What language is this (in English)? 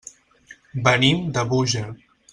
Catalan